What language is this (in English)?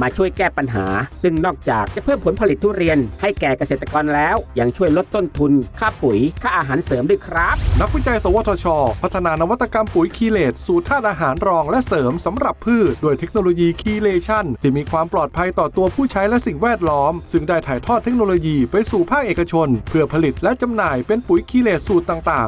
Thai